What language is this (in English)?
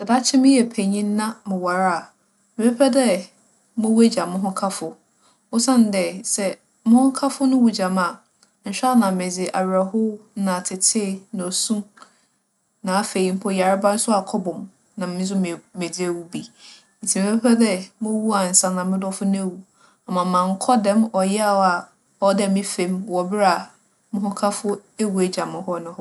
Akan